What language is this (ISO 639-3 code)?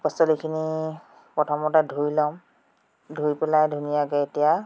asm